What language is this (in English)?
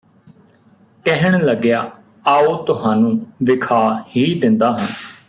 Punjabi